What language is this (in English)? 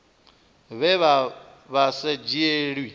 Venda